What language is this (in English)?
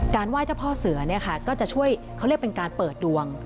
Thai